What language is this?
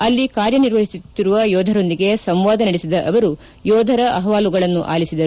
Kannada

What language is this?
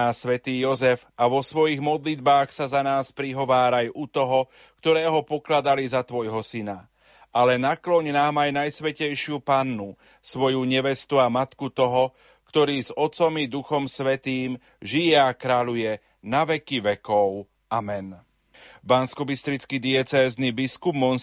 Slovak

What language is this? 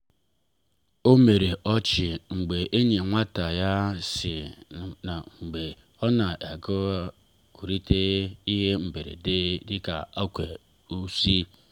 Igbo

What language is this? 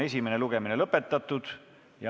Estonian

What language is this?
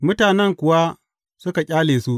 Hausa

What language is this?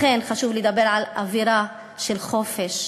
Hebrew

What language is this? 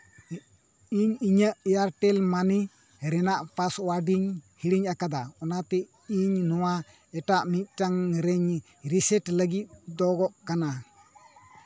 Santali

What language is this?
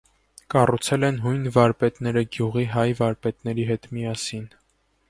Armenian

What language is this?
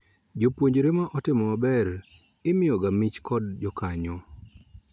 Luo (Kenya and Tanzania)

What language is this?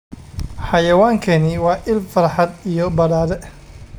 Somali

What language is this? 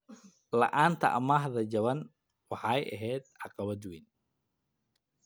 Somali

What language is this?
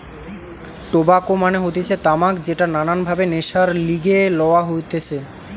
Bangla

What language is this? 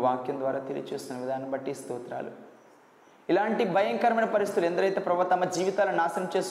Telugu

